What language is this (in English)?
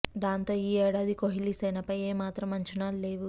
Telugu